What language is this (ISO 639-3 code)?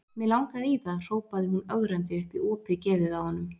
isl